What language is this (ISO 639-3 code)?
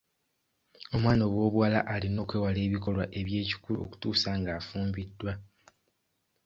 lug